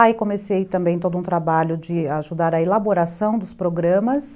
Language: Portuguese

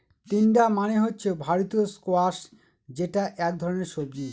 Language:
Bangla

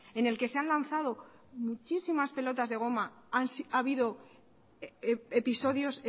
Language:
Spanish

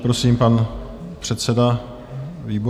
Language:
Czech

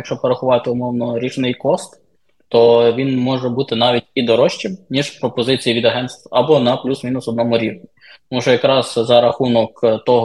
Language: Ukrainian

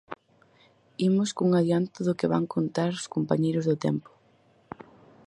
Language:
Galician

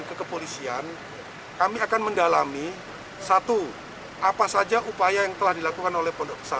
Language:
Indonesian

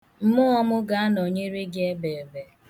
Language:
Igbo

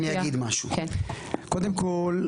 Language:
Hebrew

